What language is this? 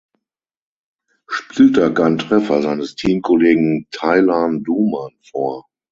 German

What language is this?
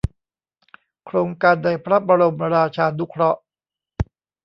Thai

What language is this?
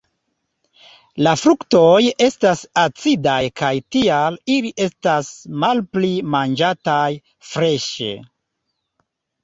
Esperanto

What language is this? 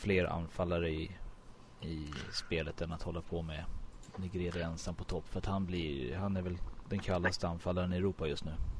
Swedish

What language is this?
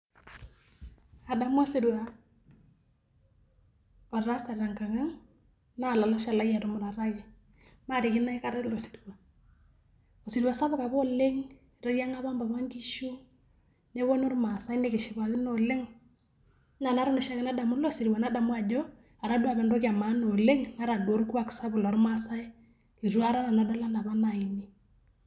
Masai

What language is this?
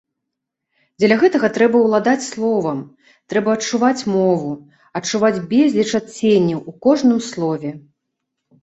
Belarusian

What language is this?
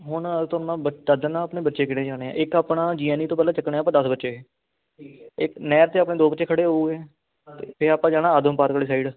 Punjabi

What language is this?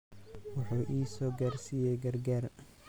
Somali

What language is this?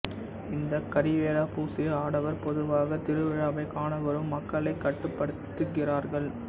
Tamil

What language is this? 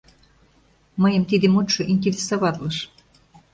Mari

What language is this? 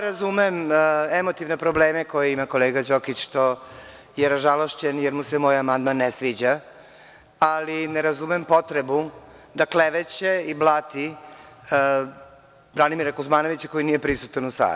Serbian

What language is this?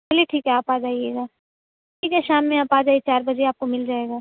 Urdu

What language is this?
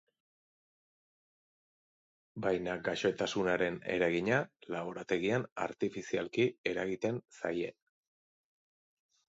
Basque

